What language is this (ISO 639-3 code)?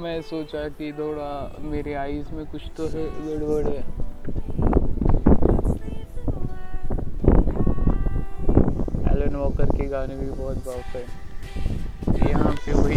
mar